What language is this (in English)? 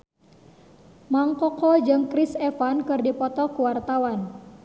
Sundanese